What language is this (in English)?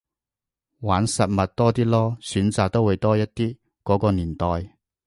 Cantonese